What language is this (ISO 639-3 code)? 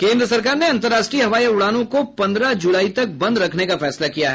hin